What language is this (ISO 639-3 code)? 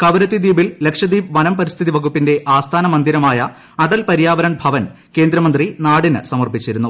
mal